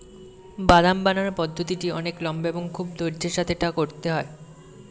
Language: Bangla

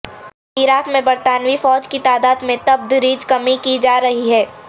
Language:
Urdu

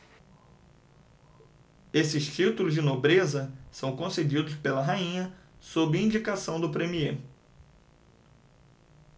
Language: Portuguese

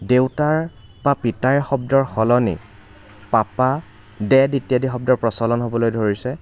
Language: Assamese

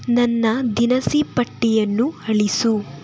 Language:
Kannada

